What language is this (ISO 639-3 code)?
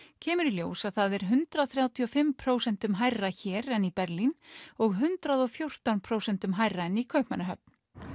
isl